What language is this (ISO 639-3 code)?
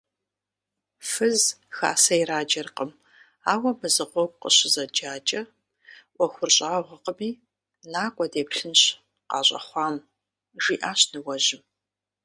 kbd